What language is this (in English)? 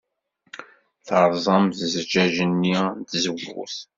Kabyle